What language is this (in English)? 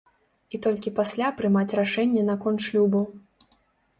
Belarusian